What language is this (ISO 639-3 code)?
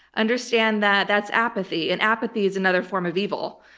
eng